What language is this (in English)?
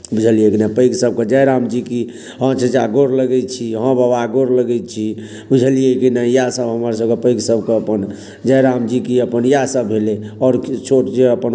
Maithili